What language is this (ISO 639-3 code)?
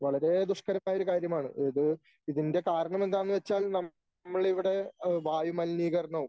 mal